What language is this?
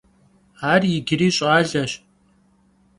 Kabardian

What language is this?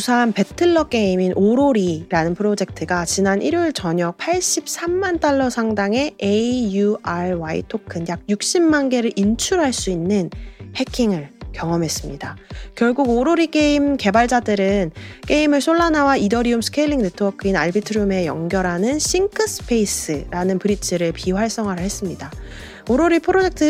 Korean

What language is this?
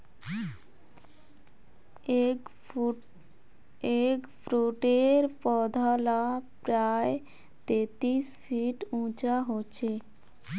Magahi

